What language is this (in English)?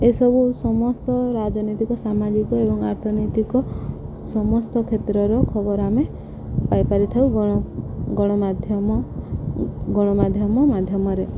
Odia